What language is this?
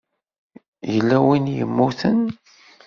Kabyle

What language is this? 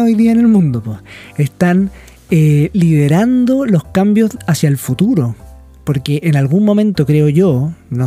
Spanish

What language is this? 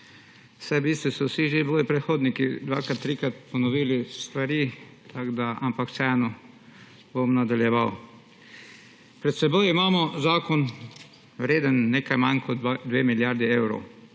Slovenian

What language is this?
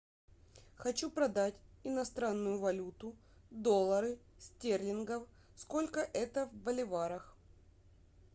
Russian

